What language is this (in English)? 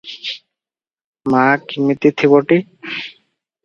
Odia